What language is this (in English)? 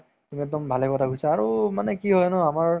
Assamese